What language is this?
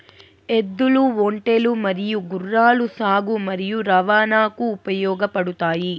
Telugu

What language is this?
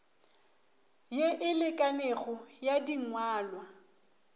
Northern Sotho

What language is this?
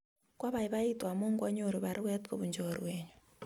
Kalenjin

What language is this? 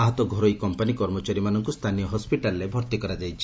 Odia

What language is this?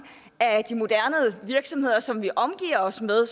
Danish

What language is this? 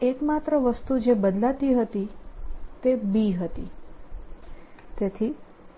Gujarati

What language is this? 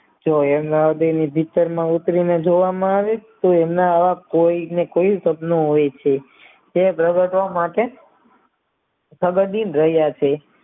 Gujarati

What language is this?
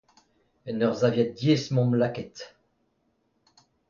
Breton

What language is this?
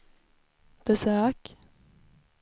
Swedish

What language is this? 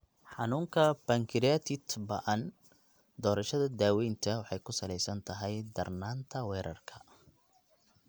Somali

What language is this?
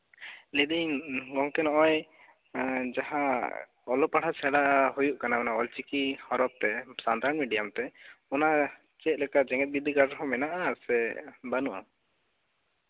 Santali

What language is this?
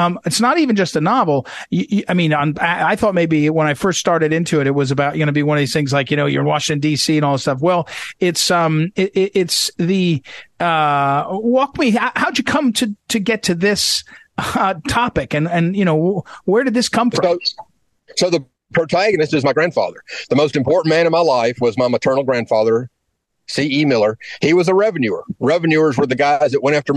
English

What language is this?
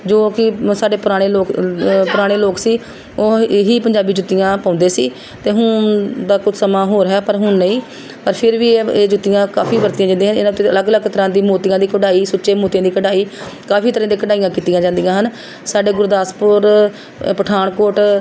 Punjabi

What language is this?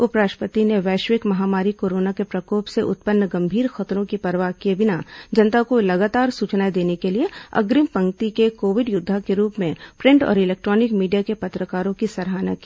Hindi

